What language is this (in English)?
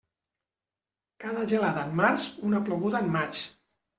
Catalan